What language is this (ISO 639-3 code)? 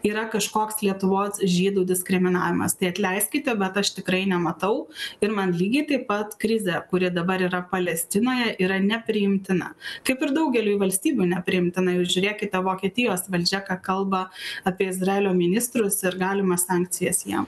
lit